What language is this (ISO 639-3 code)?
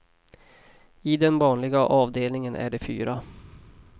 swe